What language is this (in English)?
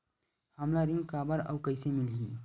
Chhattisgarhi